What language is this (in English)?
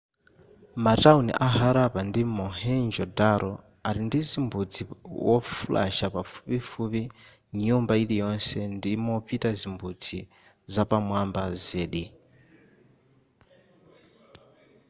Nyanja